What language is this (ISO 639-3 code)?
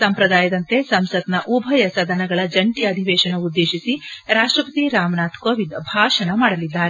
kan